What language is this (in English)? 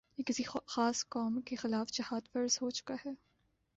Urdu